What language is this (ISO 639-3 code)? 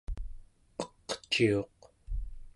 esu